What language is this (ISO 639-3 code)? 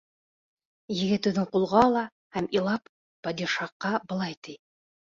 bak